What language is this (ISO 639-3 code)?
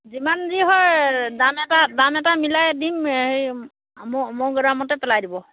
asm